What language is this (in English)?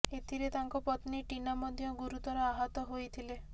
Odia